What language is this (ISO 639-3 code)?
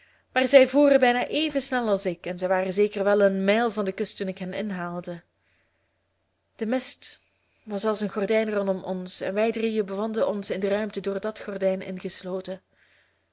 nld